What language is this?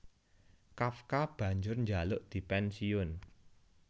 Javanese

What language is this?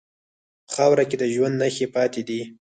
Pashto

